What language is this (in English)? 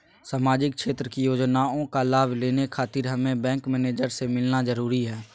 Magahi